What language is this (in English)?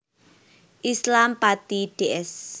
Javanese